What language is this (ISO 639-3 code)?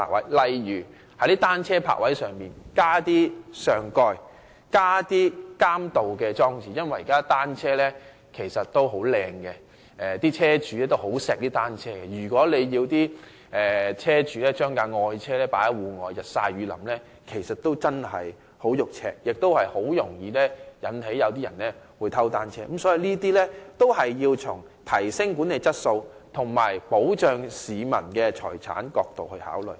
yue